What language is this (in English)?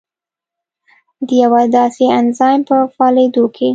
Pashto